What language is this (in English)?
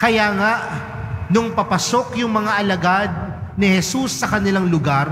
Filipino